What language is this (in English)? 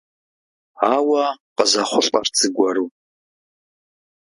Kabardian